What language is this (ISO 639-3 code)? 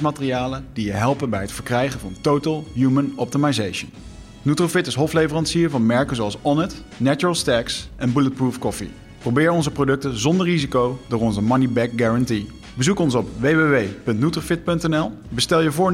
nld